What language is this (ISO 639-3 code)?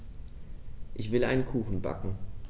deu